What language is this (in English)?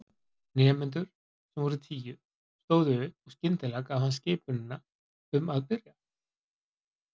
Icelandic